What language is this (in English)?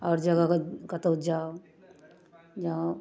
Maithili